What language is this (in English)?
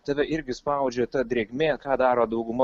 Lithuanian